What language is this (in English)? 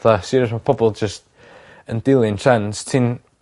Welsh